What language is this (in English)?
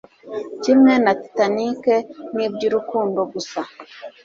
Kinyarwanda